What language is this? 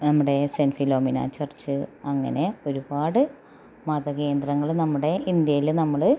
Malayalam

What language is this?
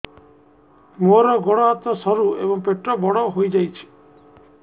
Odia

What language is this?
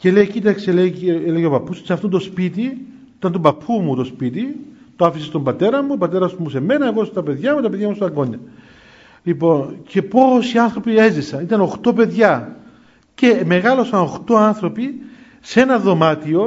Greek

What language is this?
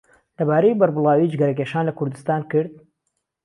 Central Kurdish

